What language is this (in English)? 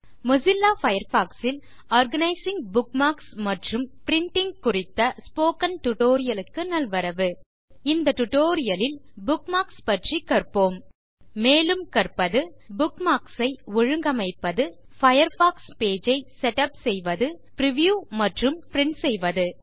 Tamil